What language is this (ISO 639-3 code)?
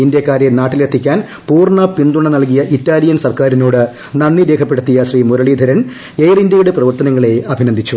mal